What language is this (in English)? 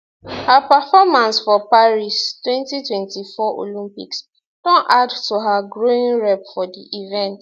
Nigerian Pidgin